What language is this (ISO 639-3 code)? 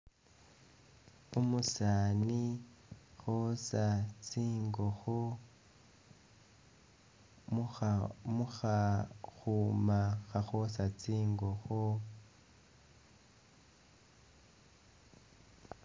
myx